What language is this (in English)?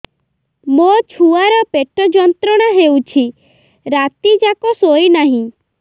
Odia